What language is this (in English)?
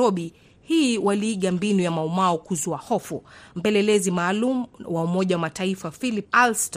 Swahili